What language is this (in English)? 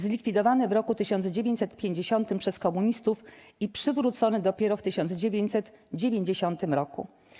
Polish